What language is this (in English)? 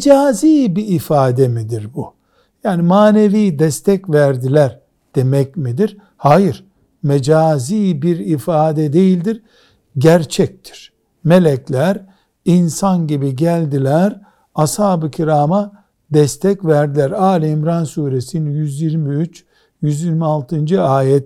Turkish